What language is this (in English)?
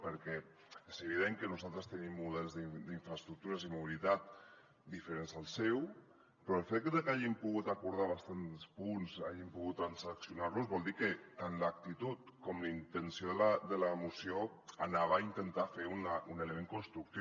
Catalan